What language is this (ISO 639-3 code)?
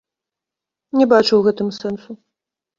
bel